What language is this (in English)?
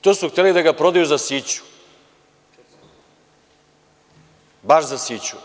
Serbian